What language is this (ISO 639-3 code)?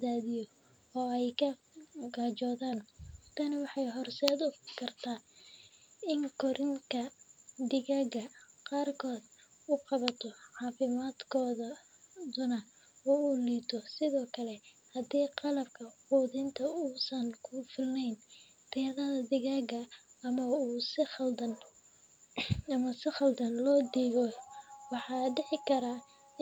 som